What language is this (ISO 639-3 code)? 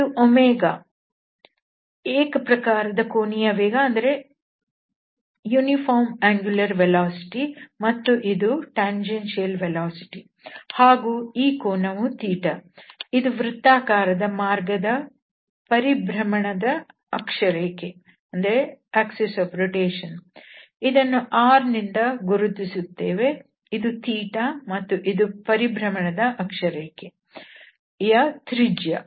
kan